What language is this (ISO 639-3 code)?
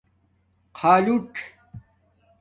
dmk